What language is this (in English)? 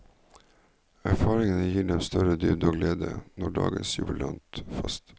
Norwegian